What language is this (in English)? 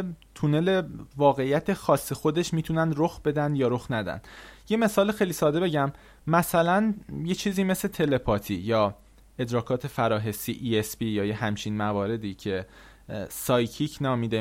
Persian